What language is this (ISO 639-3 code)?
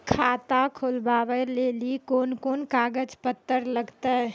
mai